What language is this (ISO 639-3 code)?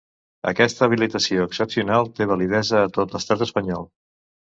cat